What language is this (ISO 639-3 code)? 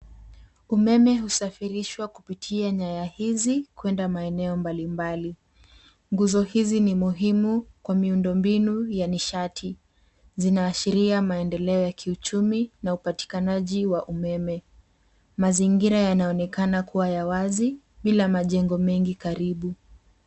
swa